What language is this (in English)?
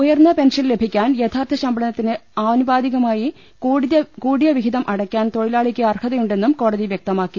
Malayalam